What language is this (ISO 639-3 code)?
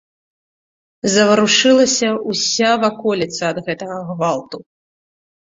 bel